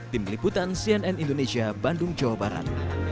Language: Indonesian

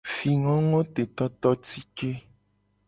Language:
Gen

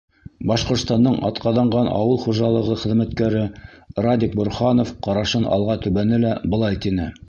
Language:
Bashkir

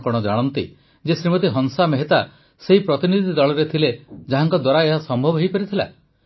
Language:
Odia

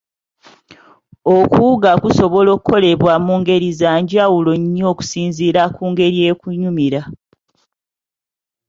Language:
Ganda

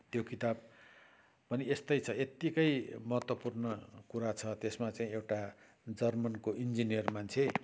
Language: Nepali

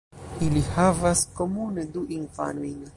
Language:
Esperanto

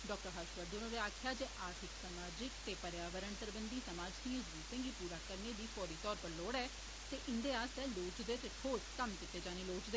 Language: Dogri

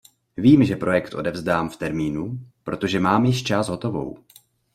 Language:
Czech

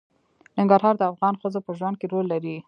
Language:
Pashto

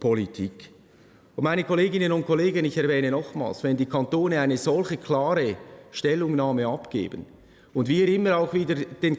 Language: German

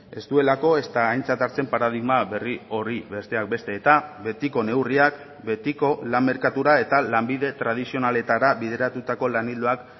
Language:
Basque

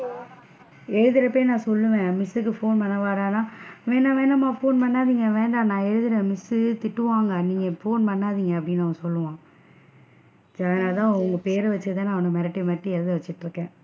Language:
Tamil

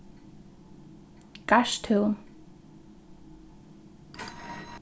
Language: Faroese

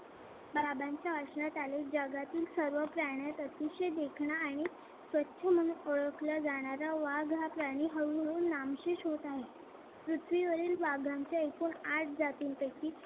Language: Marathi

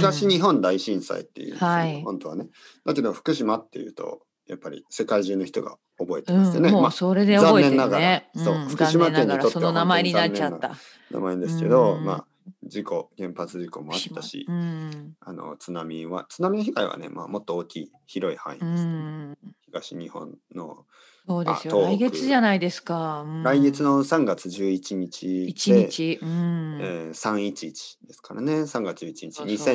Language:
Japanese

